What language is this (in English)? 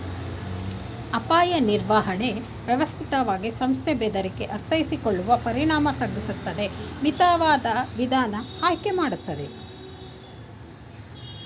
Kannada